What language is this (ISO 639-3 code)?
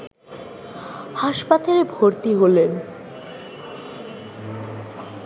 ben